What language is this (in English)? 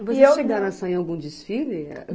Portuguese